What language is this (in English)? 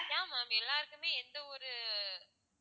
Tamil